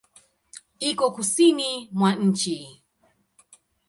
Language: Swahili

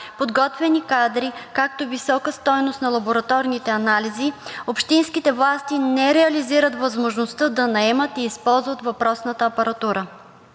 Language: Bulgarian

